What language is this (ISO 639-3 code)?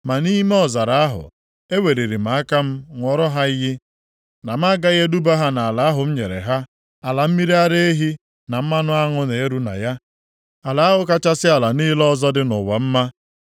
ibo